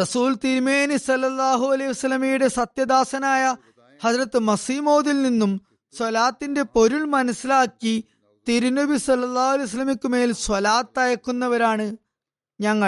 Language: Malayalam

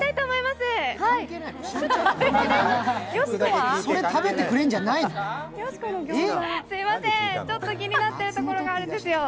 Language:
Japanese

